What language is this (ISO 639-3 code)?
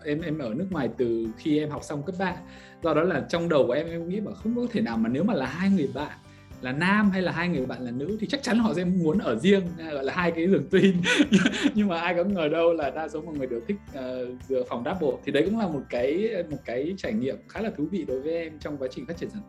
vie